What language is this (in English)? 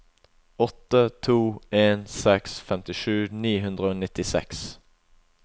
Norwegian